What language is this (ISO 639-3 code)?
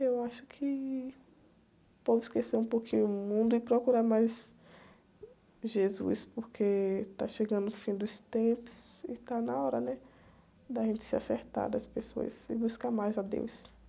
por